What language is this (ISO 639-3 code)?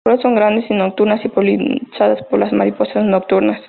spa